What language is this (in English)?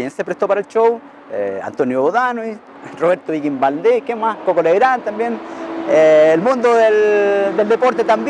Spanish